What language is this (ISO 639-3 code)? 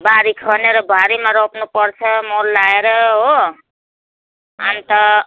nep